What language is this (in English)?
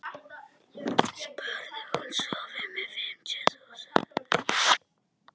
Icelandic